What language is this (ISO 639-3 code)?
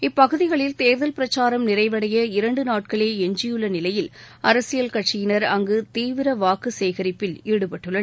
tam